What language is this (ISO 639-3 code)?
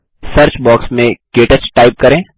hin